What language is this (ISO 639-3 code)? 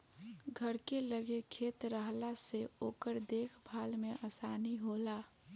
bho